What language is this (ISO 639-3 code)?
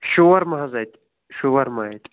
kas